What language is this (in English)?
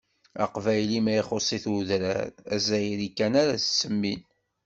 Kabyle